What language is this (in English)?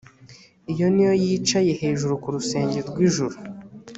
Kinyarwanda